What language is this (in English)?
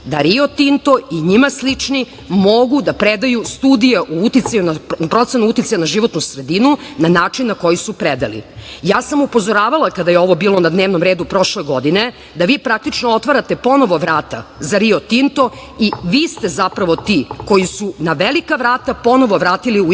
Serbian